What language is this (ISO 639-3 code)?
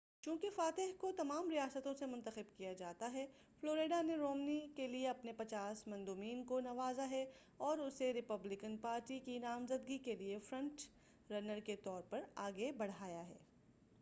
urd